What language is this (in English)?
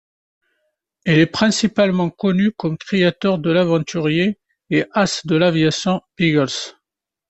French